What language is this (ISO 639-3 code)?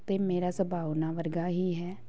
pan